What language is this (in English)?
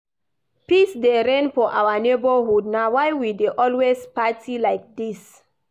Nigerian Pidgin